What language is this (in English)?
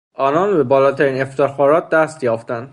Persian